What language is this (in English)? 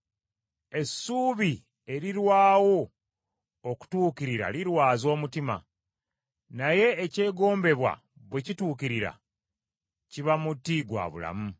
Ganda